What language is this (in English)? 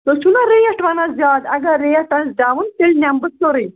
Kashmiri